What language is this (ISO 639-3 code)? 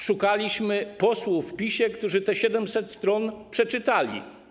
pol